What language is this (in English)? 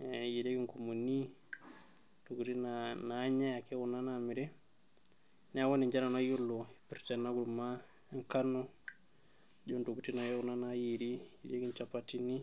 Masai